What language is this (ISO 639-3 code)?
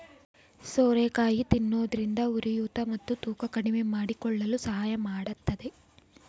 kan